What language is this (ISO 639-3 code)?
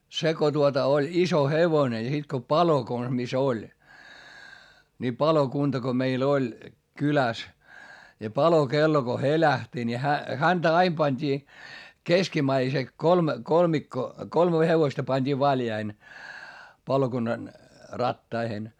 fin